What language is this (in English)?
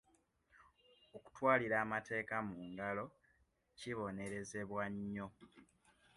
Ganda